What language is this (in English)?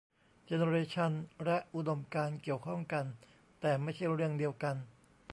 Thai